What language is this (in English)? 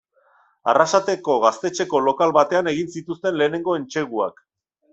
Basque